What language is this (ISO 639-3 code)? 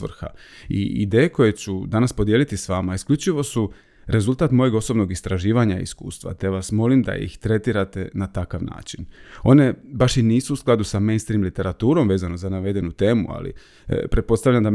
hrv